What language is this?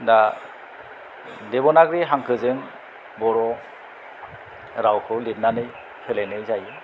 Bodo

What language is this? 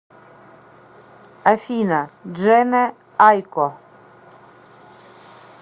Russian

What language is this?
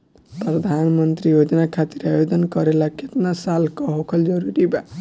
Bhojpuri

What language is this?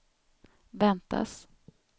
Swedish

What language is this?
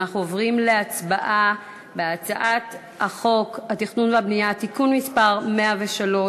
Hebrew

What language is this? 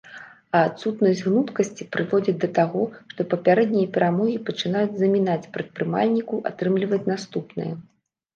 Belarusian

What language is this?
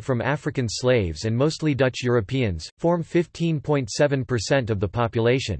English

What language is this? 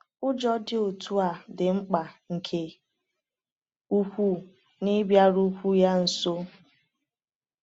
Igbo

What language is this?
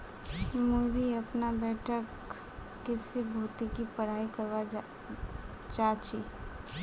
Magahi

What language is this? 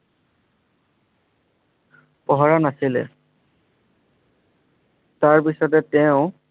Assamese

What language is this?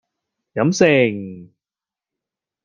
Cantonese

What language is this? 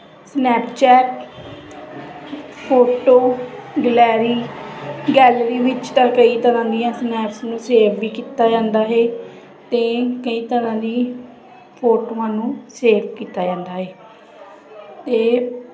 Punjabi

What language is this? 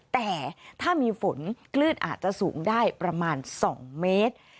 Thai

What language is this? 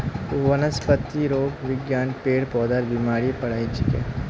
Magahi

